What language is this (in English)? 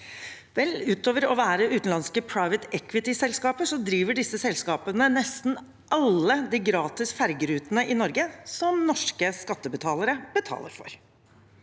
Norwegian